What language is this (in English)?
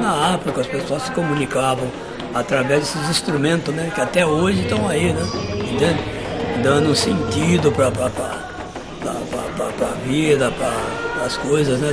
Portuguese